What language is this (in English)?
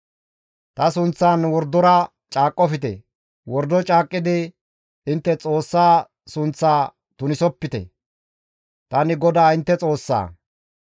Gamo